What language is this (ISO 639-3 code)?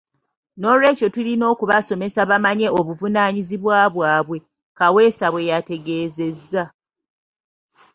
lug